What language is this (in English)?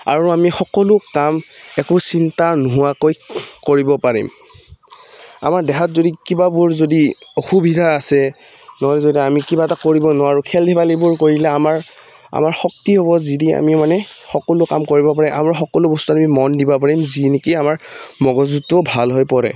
Assamese